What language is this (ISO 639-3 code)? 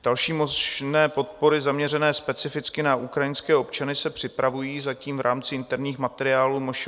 ces